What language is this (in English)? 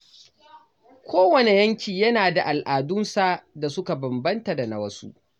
Hausa